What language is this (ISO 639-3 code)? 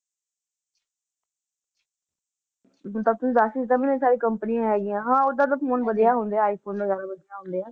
pan